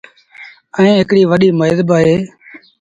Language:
Sindhi Bhil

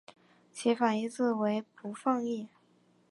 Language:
Chinese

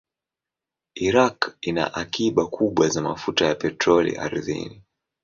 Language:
Swahili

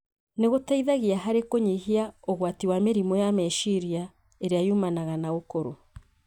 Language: Kikuyu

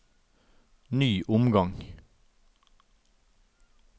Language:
Norwegian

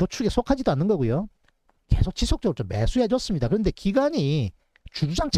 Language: Korean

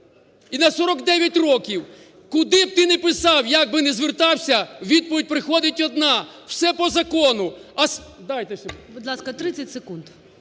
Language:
Ukrainian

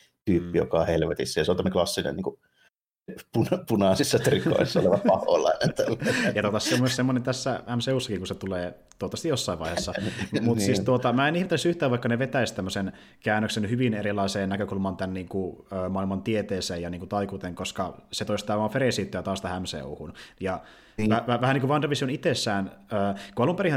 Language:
Finnish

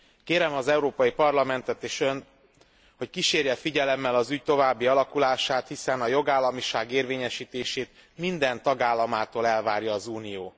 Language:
Hungarian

